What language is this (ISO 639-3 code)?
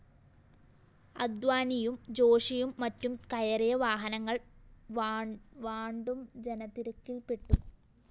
mal